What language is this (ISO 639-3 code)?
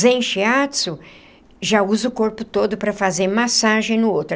por